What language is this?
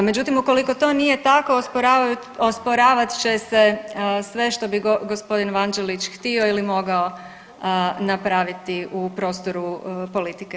Croatian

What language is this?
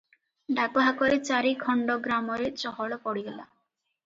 Odia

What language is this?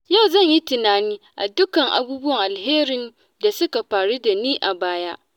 Hausa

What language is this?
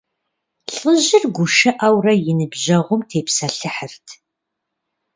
Kabardian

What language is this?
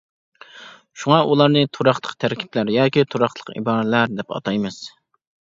Uyghur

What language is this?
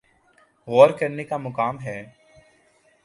Urdu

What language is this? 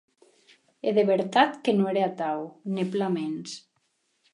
Occitan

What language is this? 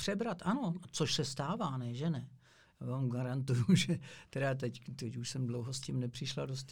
Czech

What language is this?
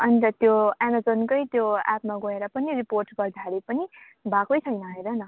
Nepali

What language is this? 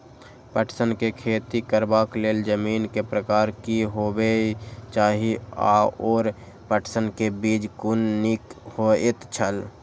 Maithili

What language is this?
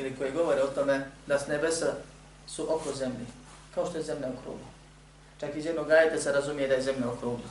Croatian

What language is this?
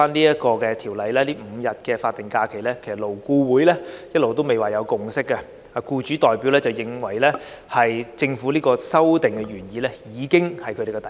Cantonese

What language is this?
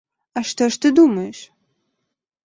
Belarusian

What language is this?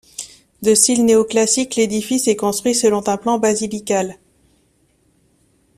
French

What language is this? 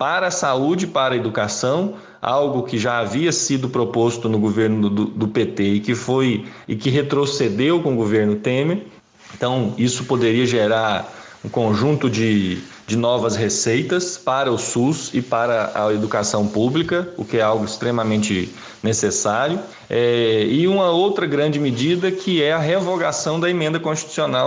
Portuguese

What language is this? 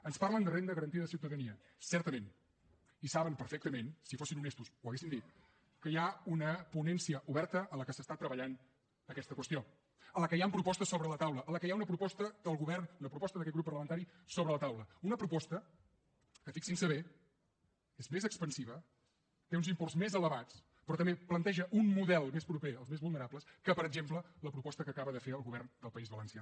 Catalan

